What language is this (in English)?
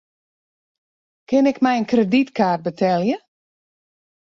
Western Frisian